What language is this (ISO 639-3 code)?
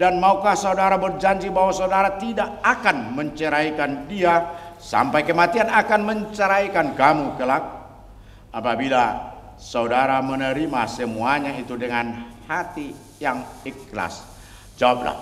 ind